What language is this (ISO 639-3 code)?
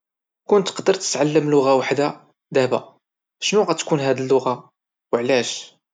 ary